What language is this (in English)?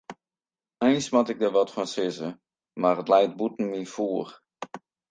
Western Frisian